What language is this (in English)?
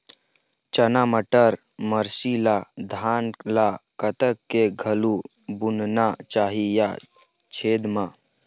Chhattisgarhi